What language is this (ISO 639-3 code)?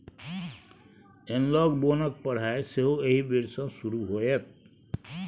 mai